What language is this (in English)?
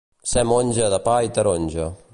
Catalan